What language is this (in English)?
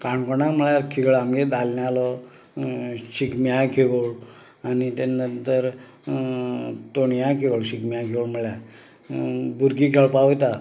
Konkani